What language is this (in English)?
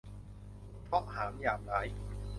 Thai